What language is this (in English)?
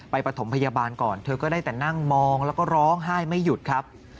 Thai